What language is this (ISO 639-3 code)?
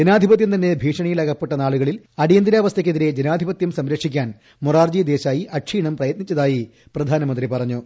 mal